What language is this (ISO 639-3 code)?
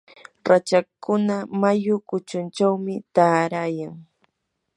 qur